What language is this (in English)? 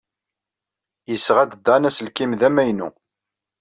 Kabyle